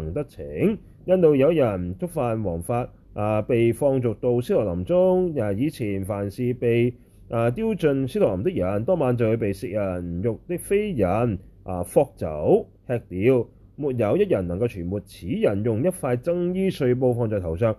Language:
Chinese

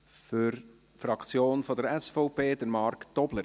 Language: Swiss German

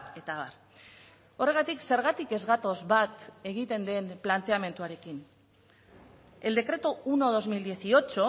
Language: Basque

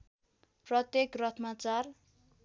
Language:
Nepali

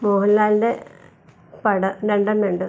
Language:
Malayalam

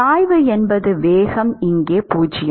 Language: Tamil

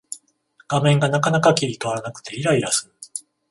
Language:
Japanese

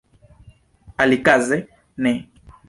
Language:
Esperanto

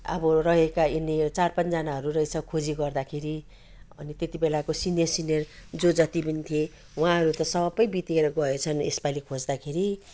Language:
Nepali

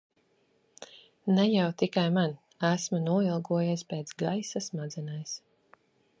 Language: Latvian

